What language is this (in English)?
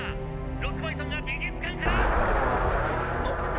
Japanese